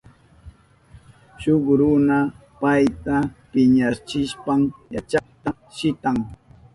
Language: Southern Pastaza Quechua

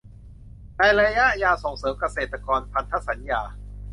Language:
Thai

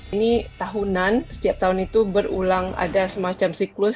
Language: Indonesian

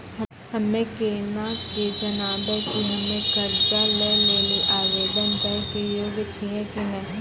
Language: Maithili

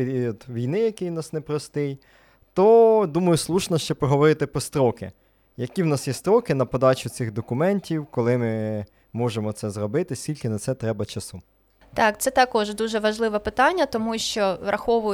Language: Ukrainian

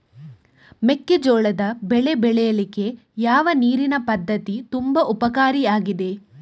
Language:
Kannada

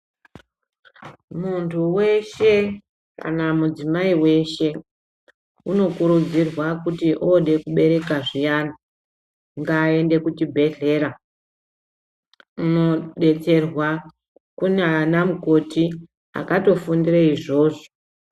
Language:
Ndau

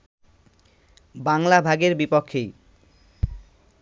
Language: Bangla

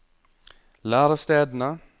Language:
Norwegian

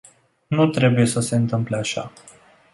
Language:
Romanian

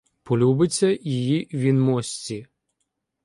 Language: Ukrainian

